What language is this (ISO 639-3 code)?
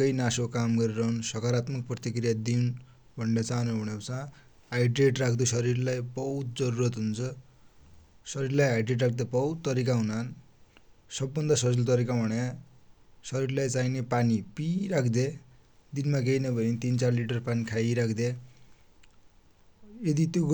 dty